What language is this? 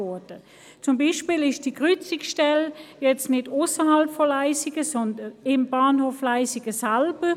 Swiss German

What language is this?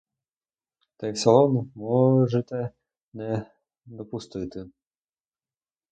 Ukrainian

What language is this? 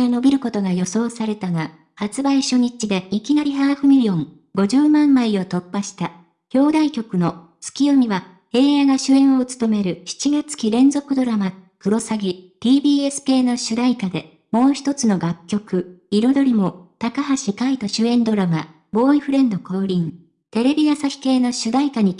Japanese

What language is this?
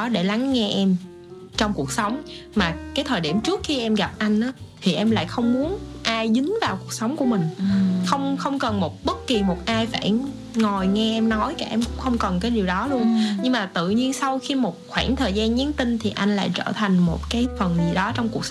Vietnamese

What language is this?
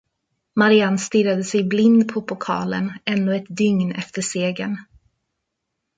Swedish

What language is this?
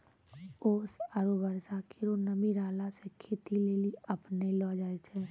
Maithili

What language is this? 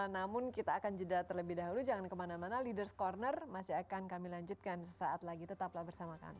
Indonesian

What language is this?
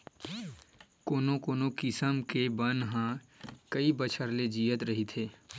Chhattisgarhi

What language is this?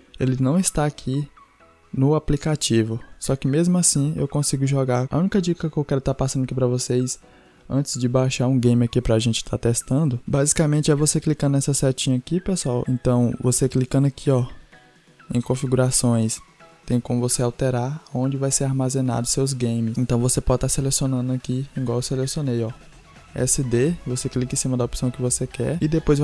Portuguese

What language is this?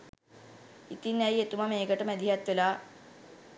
Sinhala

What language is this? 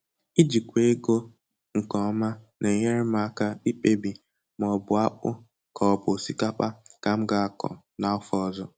Igbo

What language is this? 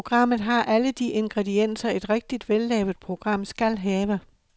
Danish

